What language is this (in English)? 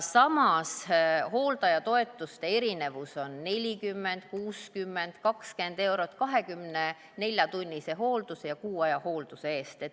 Estonian